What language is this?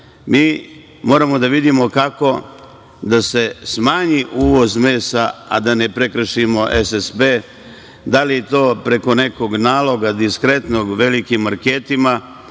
Serbian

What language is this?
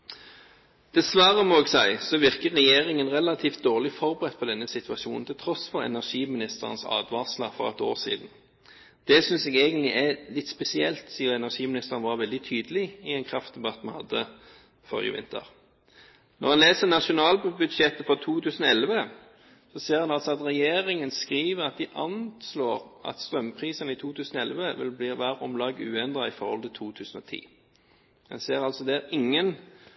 Norwegian Bokmål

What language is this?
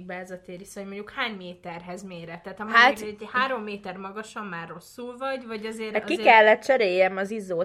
Hungarian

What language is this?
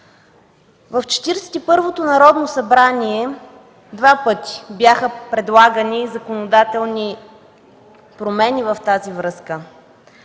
Bulgarian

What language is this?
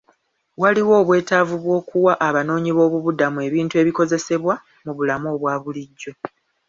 Ganda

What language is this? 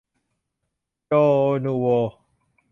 Thai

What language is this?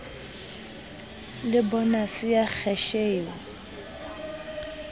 Southern Sotho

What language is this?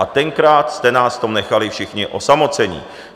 Czech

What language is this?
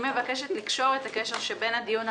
Hebrew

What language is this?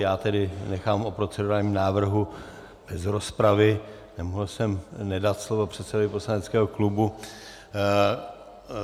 Czech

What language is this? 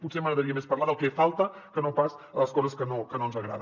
Catalan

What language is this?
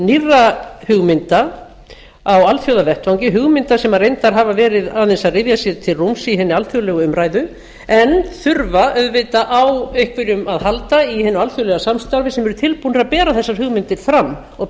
Icelandic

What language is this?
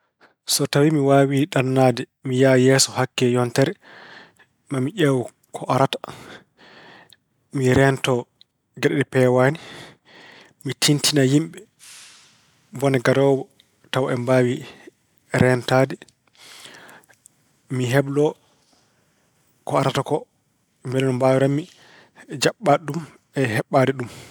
Fula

